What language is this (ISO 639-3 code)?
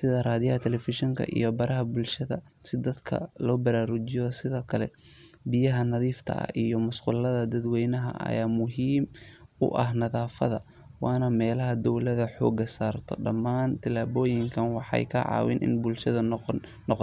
som